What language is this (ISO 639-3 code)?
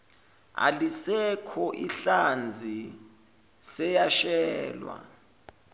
zul